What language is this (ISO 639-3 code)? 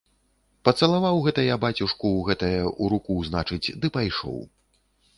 bel